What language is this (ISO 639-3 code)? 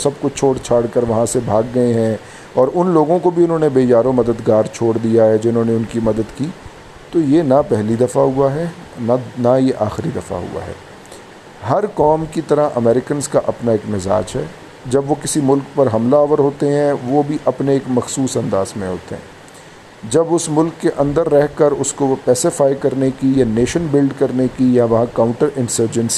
urd